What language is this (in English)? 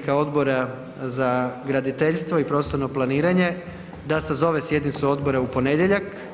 Croatian